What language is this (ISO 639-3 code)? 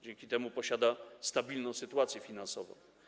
pol